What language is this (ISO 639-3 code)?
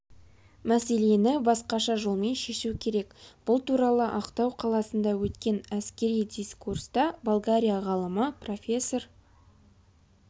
kaz